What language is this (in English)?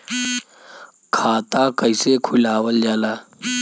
Bhojpuri